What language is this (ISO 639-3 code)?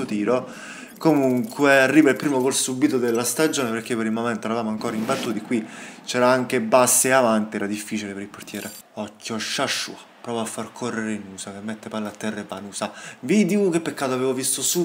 ita